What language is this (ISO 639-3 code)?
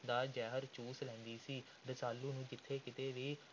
pan